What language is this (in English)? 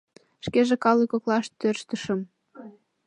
Mari